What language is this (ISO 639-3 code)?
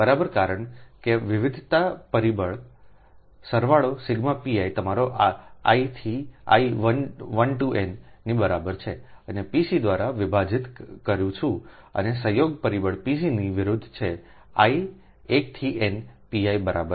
guj